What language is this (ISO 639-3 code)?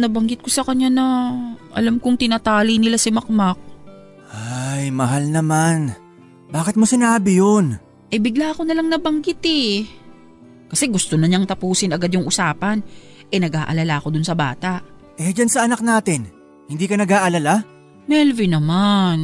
fil